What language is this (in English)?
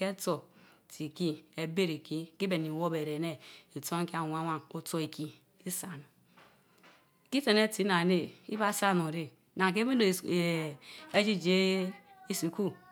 Mbe